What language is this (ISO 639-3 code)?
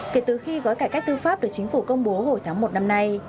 vie